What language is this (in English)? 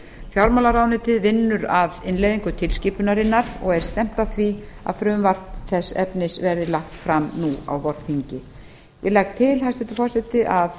Icelandic